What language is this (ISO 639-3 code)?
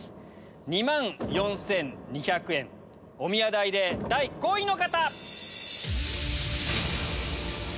jpn